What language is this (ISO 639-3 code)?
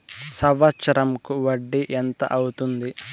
tel